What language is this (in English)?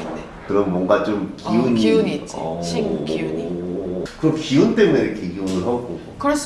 Korean